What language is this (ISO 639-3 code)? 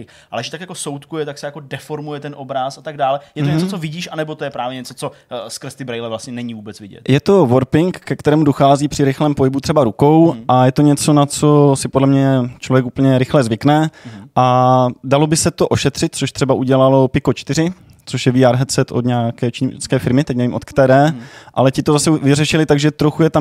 ces